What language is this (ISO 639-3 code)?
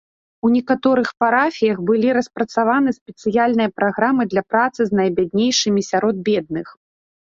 bel